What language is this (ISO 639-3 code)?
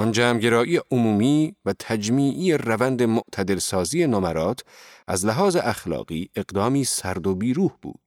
fas